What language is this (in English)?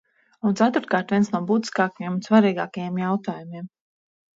Latvian